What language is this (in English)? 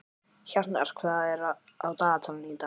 Icelandic